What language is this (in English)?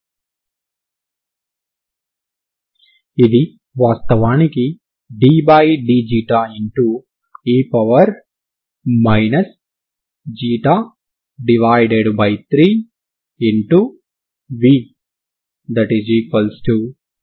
Telugu